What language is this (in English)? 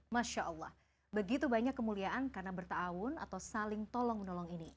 Indonesian